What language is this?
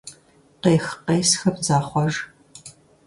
Kabardian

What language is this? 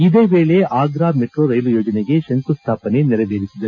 Kannada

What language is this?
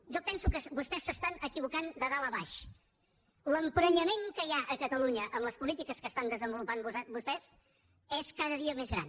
Catalan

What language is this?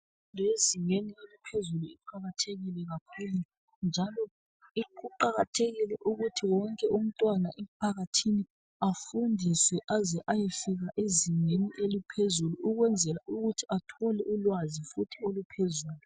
North Ndebele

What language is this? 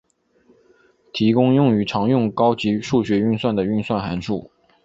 Chinese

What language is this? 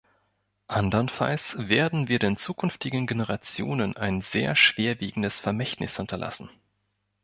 German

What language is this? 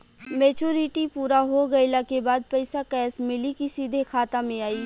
Bhojpuri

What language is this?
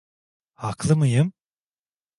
Turkish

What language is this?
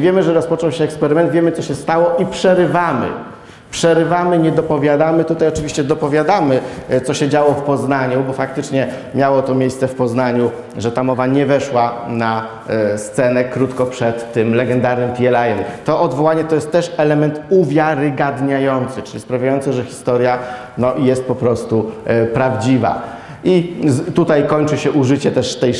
Polish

